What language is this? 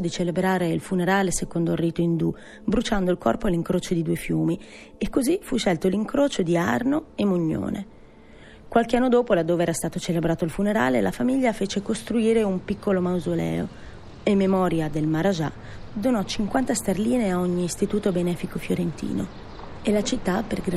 Italian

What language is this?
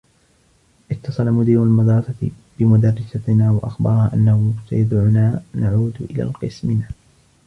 Arabic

